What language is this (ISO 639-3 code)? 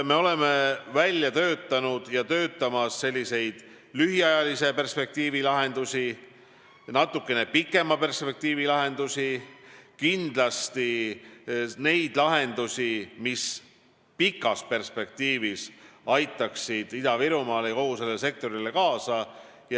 est